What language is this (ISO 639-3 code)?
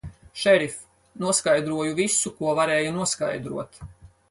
lav